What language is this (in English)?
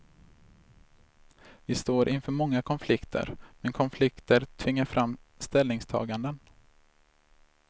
Swedish